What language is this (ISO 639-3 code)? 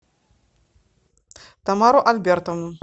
rus